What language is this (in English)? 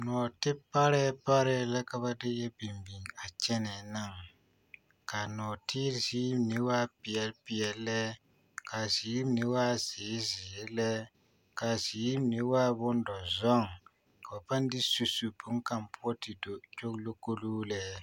Southern Dagaare